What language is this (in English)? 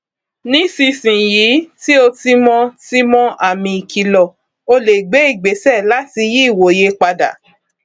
Yoruba